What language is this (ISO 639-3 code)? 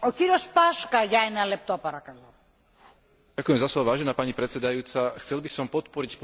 slk